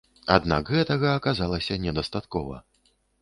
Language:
Belarusian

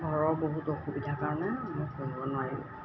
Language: Assamese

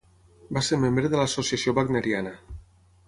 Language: Catalan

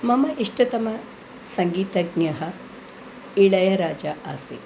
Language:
Sanskrit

